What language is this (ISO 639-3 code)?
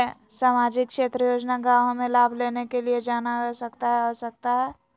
mag